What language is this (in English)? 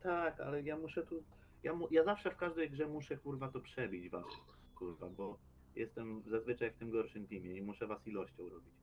Polish